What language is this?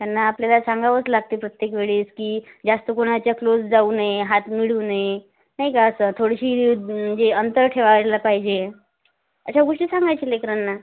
Marathi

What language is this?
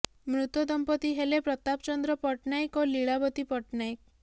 Odia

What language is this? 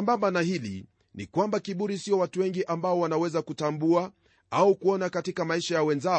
Swahili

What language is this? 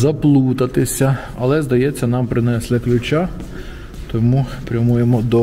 Ukrainian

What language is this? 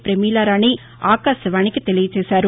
Telugu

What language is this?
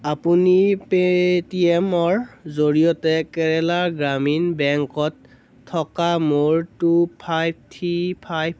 Assamese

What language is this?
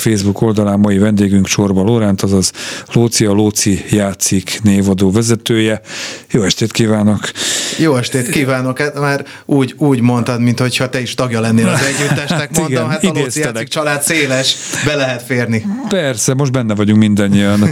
Hungarian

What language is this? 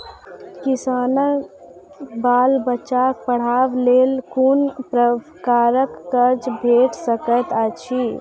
Maithili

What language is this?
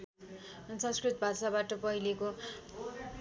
Nepali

